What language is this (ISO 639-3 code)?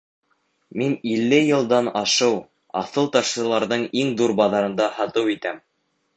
bak